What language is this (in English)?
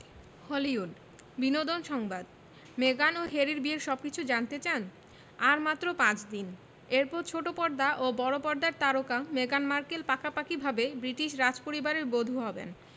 Bangla